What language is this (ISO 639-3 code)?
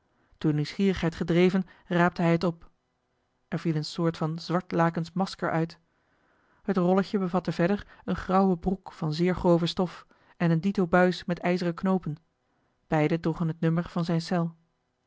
nld